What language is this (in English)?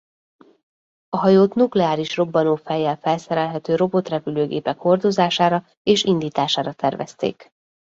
Hungarian